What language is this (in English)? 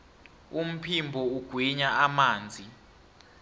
South Ndebele